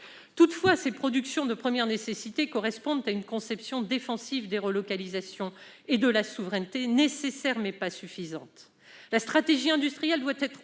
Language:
French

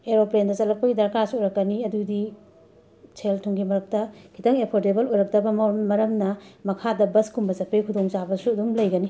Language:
Manipuri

